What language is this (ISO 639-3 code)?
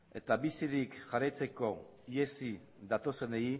eus